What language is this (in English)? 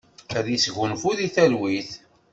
Kabyle